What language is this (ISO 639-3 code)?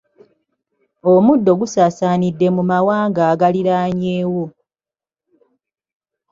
lug